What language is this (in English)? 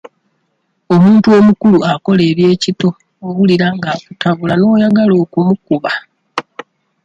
Ganda